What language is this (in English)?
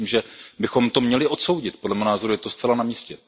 Czech